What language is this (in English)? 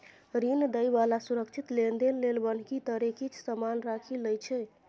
Maithili